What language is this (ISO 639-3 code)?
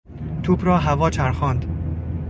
fas